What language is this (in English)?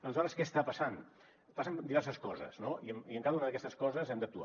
Catalan